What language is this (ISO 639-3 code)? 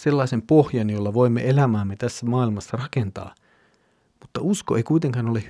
fin